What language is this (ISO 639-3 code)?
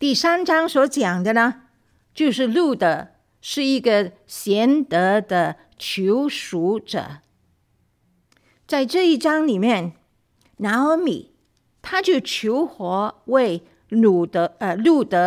zho